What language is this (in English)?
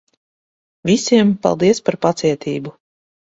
Latvian